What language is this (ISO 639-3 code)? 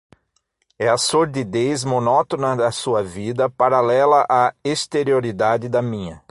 por